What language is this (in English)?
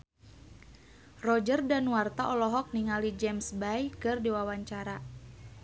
Sundanese